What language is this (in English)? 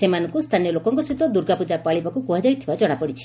Odia